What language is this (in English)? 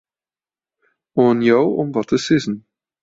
Western Frisian